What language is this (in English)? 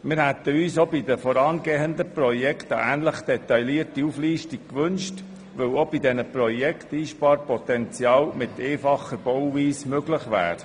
Swiss German